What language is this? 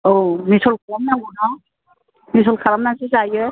Bodo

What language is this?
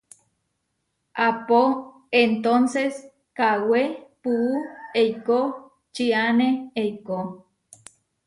Huarijio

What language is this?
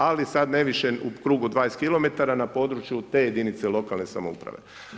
Croatian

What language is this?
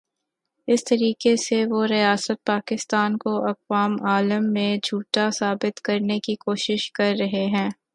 Urdu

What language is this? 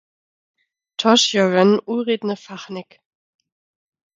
Lower Sorbian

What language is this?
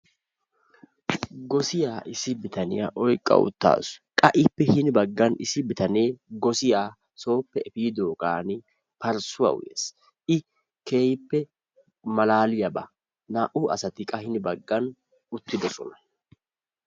Wolaytta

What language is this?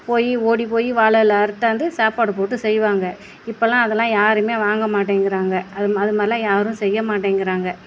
Tamil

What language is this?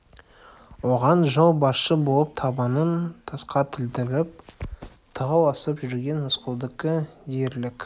Kazakh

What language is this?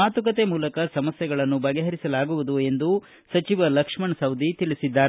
Kannada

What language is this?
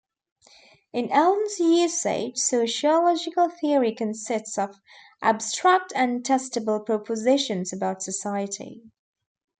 English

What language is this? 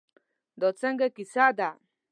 Pashto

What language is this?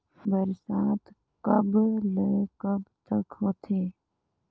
Chhattisgarhi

